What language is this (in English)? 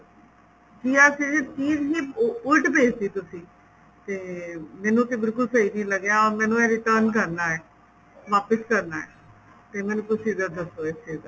Punjabi